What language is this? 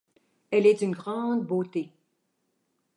French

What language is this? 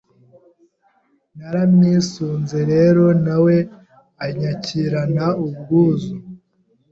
Kinyarwanda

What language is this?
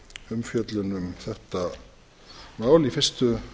Icelandic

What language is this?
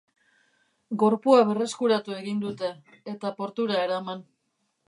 Basque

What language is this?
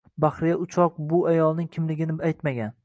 Uzbek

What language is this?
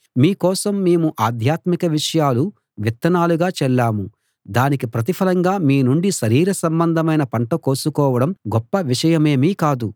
Telugu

